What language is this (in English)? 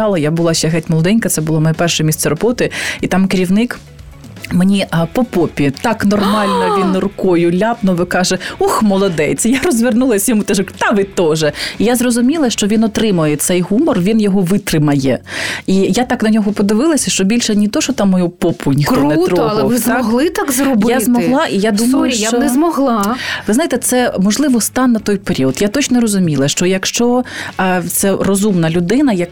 Ukrainian